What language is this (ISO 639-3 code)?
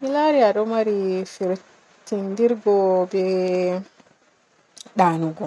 fue